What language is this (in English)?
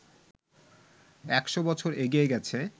Bangla